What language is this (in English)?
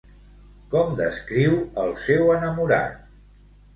Catalan